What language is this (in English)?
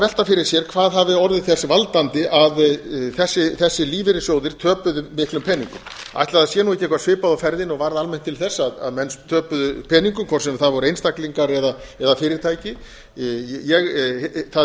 Icelandic